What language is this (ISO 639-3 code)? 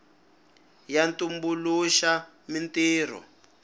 tso